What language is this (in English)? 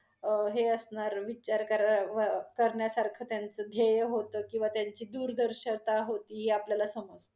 Marathi